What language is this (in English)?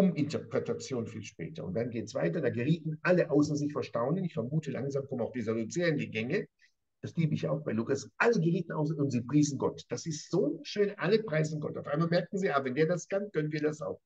German